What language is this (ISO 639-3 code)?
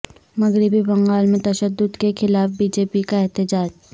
urd